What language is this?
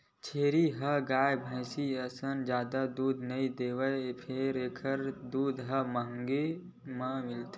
Chhattisgarhi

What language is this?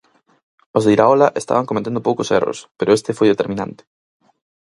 Galician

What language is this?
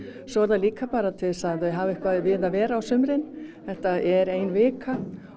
Icelandic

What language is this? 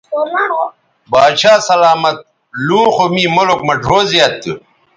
Bateri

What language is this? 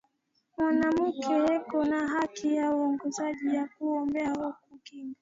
Swahili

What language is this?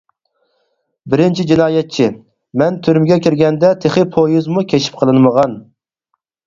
Uyghur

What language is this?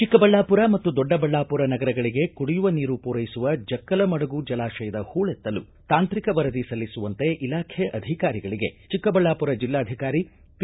Kannada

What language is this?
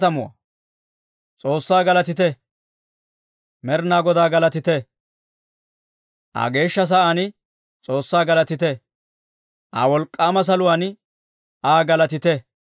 Dawro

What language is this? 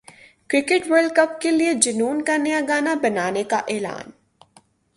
Urdu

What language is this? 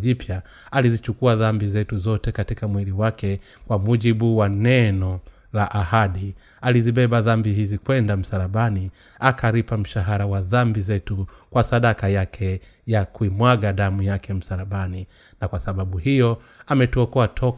Swahili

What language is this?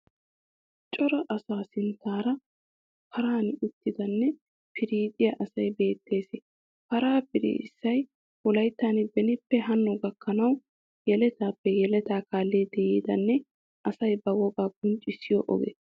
Wolaytta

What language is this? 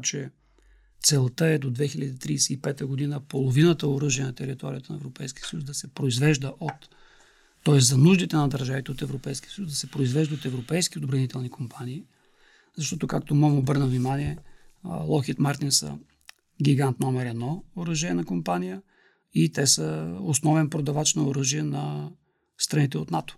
Bulgarian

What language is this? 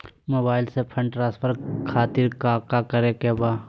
Magahi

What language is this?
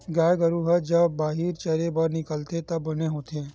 Chhattisgarhi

